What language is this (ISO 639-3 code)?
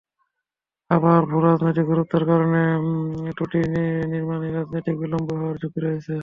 ben